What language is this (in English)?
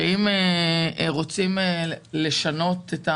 Hebrew